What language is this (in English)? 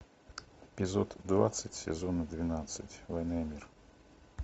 Russian